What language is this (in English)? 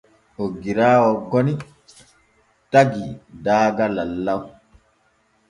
Borgu Fulfulde